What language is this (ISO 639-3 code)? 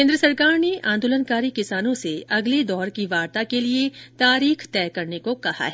hin